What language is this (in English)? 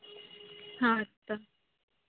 Santali